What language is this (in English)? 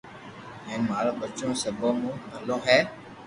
Loarki